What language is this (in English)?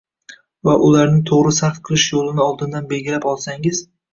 Uzbek